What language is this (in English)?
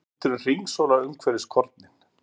Icelandic